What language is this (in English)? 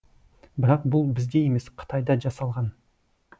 Kazakh